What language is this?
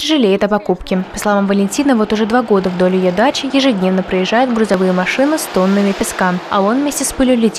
Russian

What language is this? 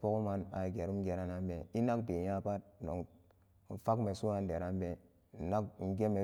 Samba Daka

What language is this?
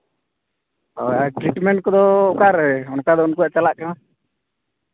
Santali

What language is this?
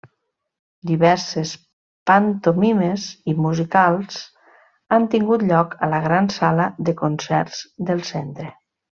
Catalan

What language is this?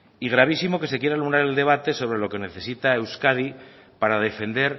Spanish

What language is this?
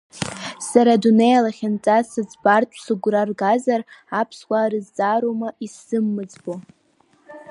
Abkhazian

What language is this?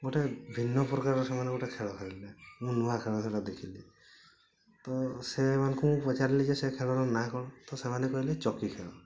Odia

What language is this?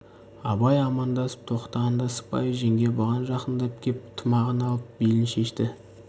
Kazakh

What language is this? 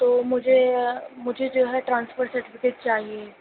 Urdu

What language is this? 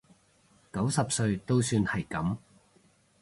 Cantonese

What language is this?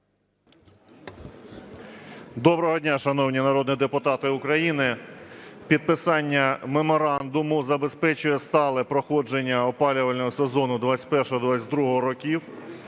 Ukrainian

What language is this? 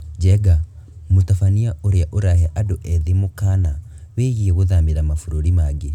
Kikuyu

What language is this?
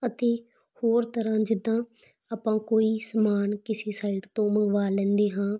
Punjabi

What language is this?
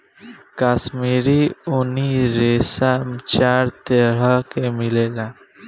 Bhojpuri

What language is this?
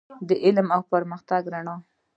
Pashto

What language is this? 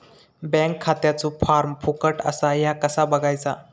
Marathi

